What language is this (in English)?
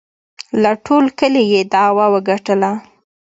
Pashto